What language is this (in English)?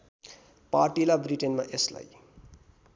Nepali